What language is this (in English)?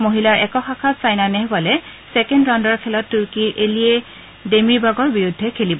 Assamese